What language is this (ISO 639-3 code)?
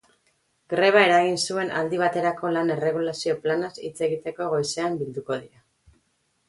eus